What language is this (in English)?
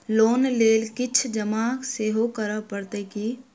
Maithili